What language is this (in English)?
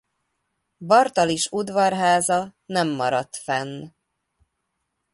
Hungarian